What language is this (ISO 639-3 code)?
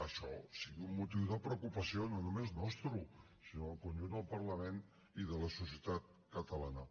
cat